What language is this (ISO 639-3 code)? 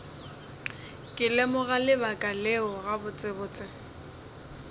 nso